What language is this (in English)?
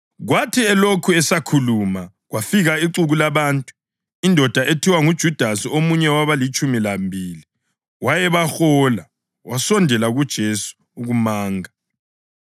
North Ndebele